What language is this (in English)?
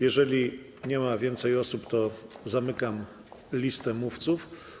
Polish